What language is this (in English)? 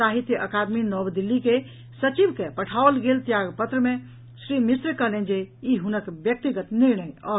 Maithili